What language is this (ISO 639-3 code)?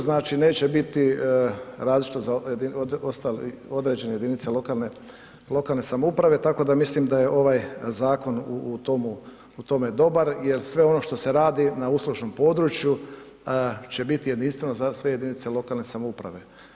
hrv